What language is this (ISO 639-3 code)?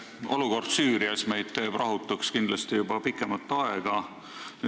est